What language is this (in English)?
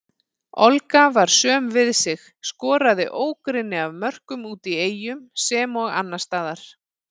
Icelandic